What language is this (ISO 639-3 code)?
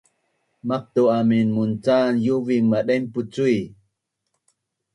bnn